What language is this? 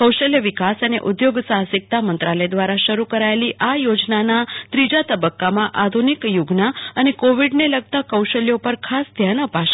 Gujarati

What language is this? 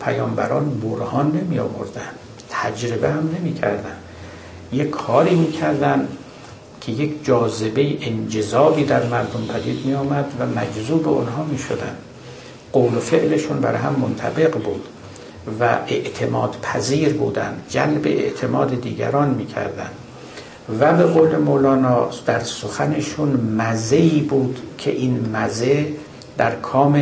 Persian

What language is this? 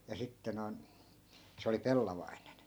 Finnish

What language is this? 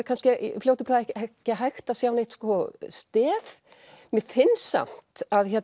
Icelandic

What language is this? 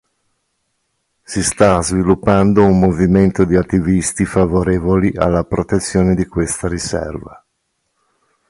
Italian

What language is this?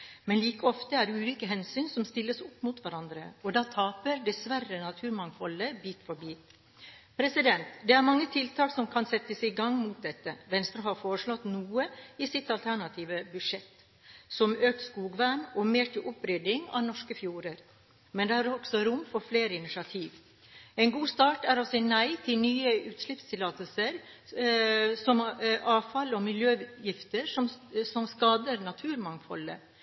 Norwegian Bokmål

